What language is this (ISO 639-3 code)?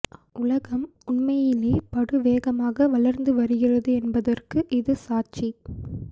tam